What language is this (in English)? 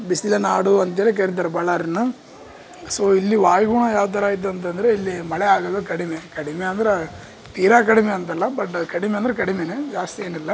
Kannada